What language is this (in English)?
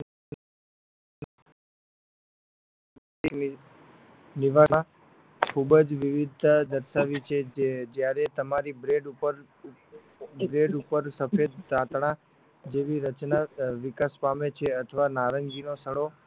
Gujarati